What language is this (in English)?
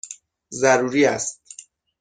Persian